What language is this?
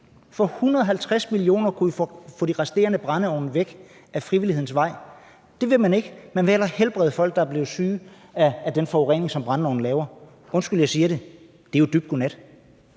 Danish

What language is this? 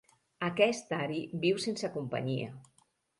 Catalan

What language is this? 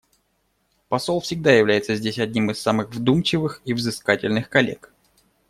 Russian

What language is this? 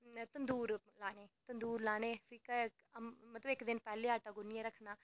Dogri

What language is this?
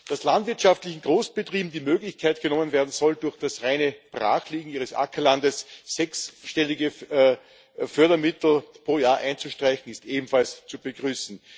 German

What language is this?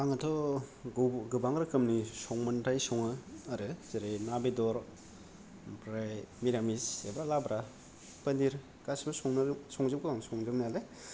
Bodo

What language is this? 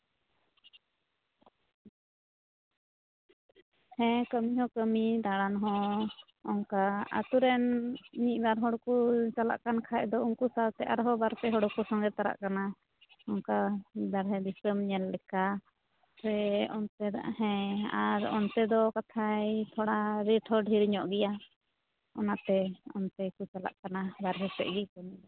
Santali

